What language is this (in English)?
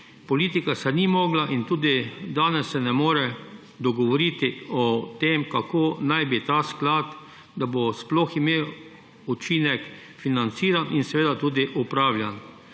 Slovenian